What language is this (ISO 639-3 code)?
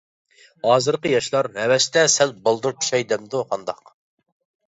uig